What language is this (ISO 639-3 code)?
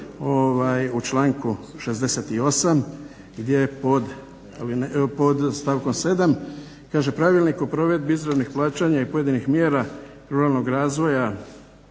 hrv